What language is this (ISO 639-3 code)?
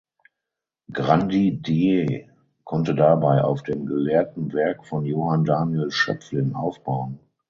deu